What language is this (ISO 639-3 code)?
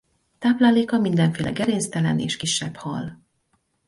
hun